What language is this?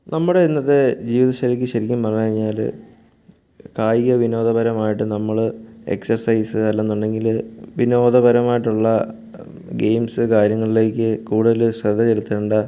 Malayalam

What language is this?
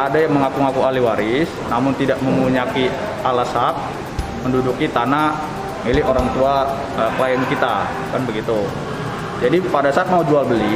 Indonesian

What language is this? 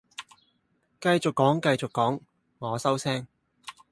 Cantonese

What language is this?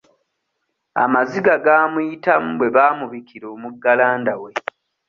Ganda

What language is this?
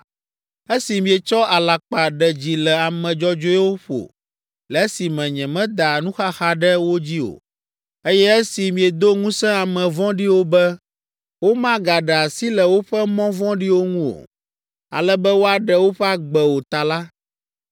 Ewe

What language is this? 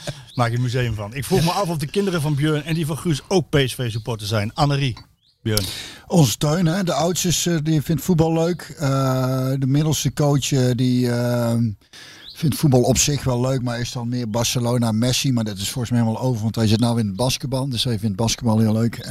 Dutch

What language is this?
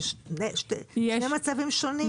Hebrew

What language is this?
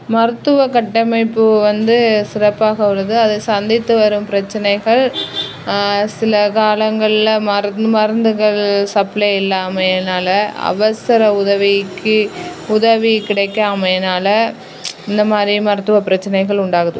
Tamil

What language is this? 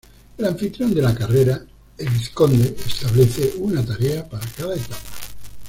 Spanish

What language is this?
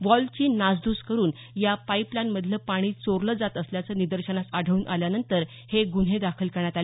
Marathi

